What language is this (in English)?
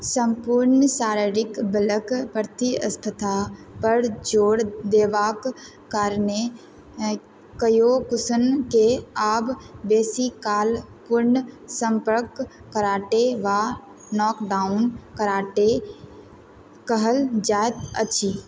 Maithili